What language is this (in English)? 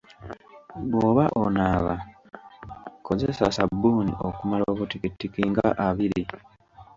Ganda